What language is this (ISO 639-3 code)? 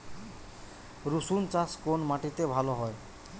ben